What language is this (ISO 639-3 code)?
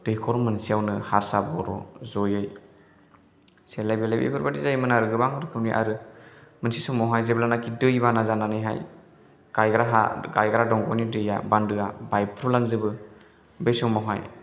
brx